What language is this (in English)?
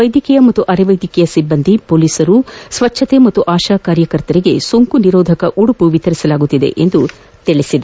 Kannada